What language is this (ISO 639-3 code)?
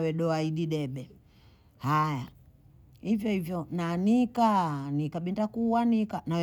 bou